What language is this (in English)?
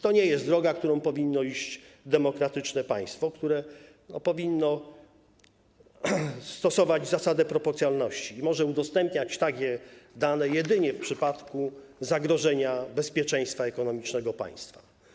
Polish